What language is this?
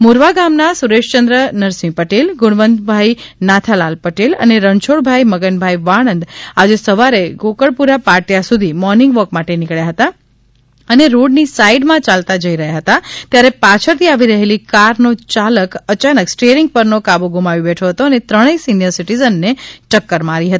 Gujarati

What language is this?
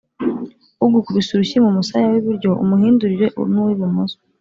Kinyarwanda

